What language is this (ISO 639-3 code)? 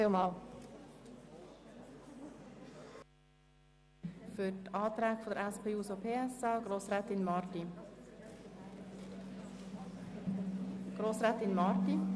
gsw